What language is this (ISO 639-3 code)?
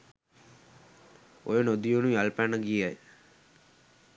sin